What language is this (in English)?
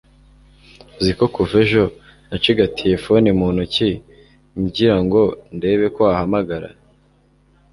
Kinyarwanda